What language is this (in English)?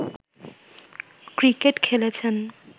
Bangla